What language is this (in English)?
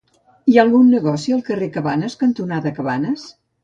Catalan